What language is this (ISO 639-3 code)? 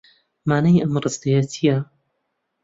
ckb